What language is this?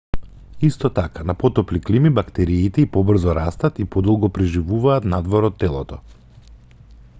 Macedonian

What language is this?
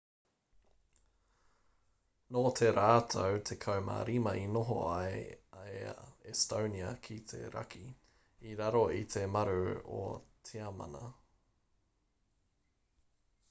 Māori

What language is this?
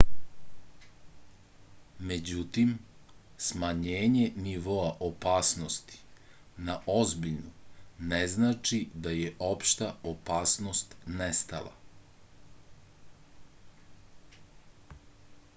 Serbian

